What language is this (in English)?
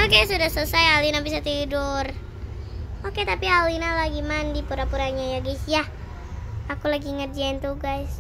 Indonesian